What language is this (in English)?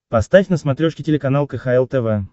Russian